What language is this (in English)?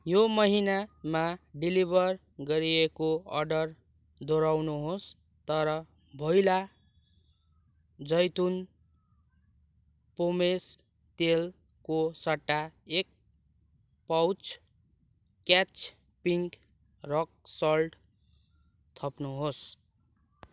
Nepali